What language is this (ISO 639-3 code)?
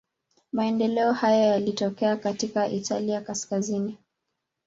swa